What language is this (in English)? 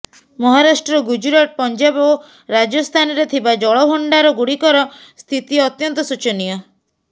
Odia